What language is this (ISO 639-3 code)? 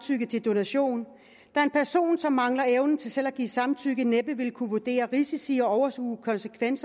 dan